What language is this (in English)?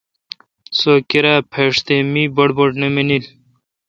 Kalkoti